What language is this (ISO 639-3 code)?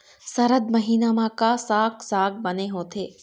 hne